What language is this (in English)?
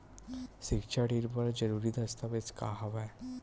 Chhattisgarhi